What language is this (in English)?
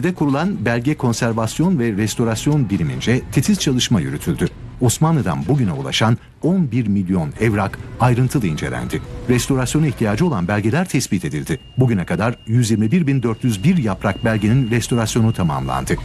Turkish